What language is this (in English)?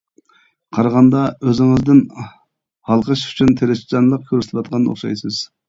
Uyghur